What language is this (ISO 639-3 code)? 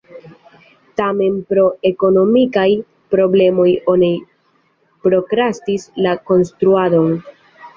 epo